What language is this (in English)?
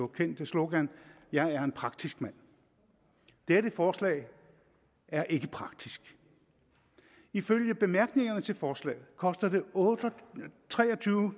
Danish